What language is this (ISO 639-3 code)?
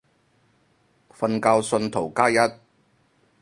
yue